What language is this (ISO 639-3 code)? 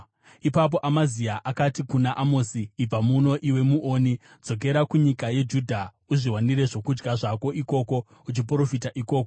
sna